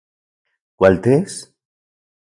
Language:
Central Puebla Nahuatl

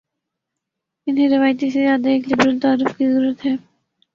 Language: Urdu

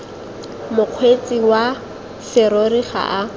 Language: Tswana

